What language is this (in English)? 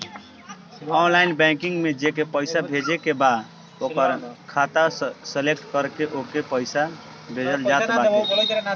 Bhojpuri